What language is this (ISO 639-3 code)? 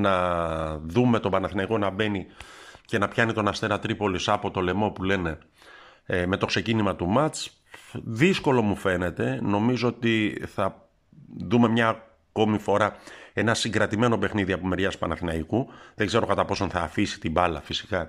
ell